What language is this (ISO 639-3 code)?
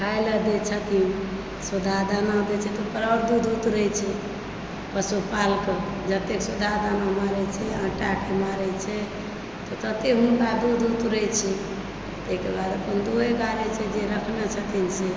mai